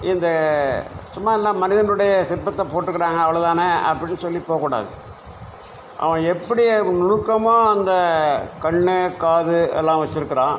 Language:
Tamil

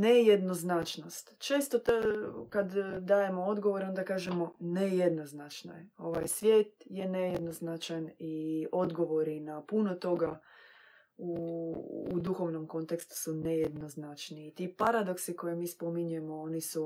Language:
Croatian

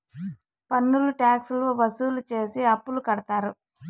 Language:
Telugu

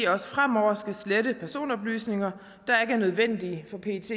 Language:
Danish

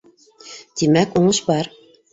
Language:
Bashkir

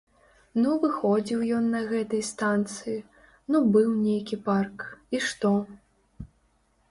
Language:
Belarusian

